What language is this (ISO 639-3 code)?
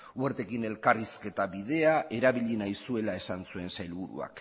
eus